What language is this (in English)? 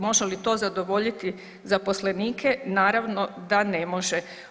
Croatian